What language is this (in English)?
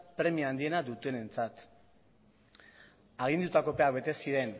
Basque